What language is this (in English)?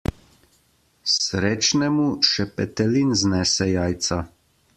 Slovenian